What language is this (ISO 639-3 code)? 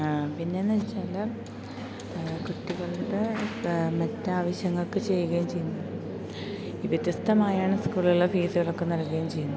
mal